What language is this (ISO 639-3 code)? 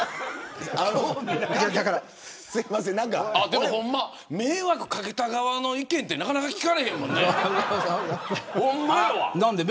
jpn